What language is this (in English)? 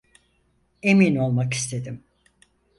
Turkish